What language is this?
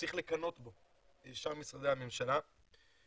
Hebrew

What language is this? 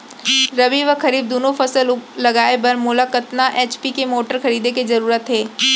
Chhattisgarhi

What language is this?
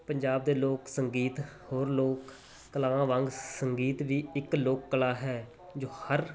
Punjabi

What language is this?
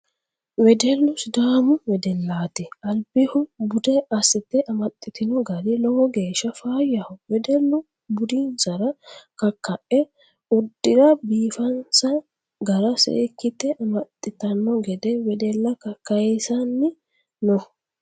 Sidamo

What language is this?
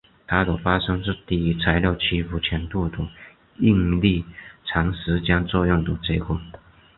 Chinese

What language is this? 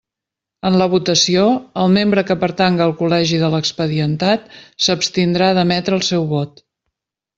Catalan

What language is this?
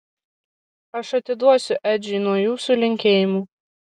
Lithuanian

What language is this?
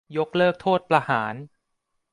Thai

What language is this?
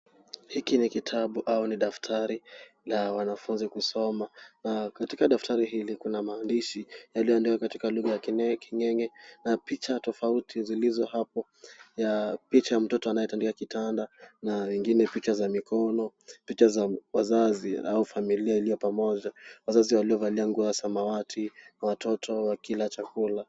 Swahili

